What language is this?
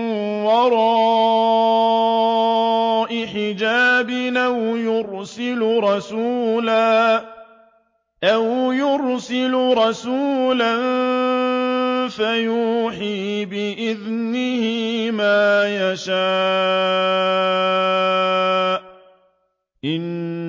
Arabic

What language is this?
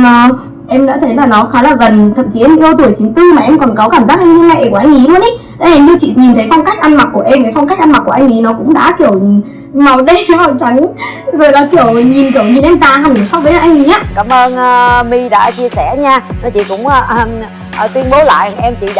Vietnamese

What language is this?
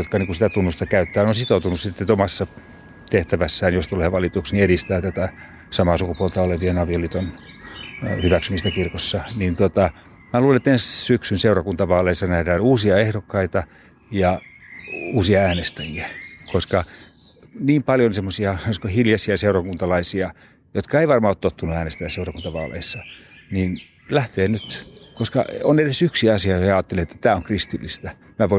Finnish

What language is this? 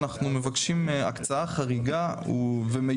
Hebrew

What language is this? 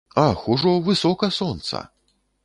Belarusian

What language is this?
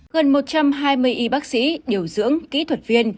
Vietnamese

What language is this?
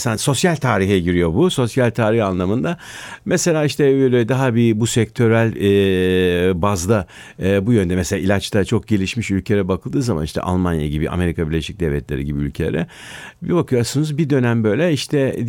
Turkish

